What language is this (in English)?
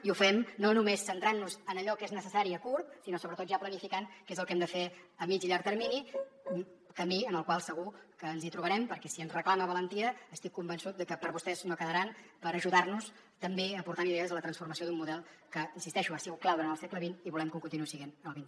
Catalan